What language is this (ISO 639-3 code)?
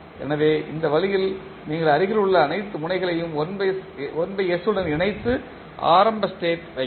tam